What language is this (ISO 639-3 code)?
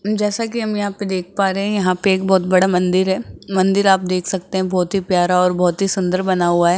hin